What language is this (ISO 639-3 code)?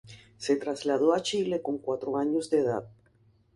spa